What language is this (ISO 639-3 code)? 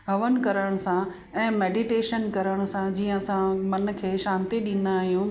snd